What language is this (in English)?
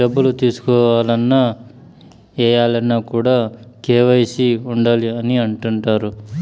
Telugu